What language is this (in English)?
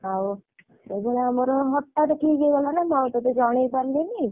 Odia